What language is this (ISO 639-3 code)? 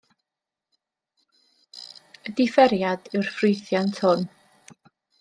cym